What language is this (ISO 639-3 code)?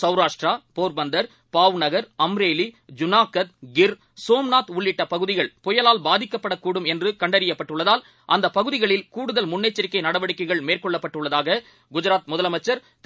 tam